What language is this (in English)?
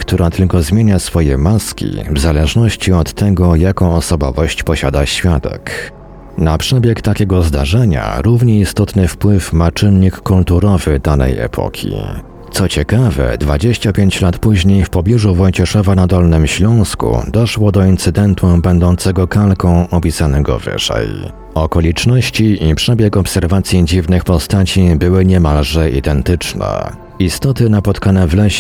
Polish